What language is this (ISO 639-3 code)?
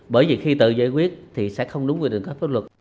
vie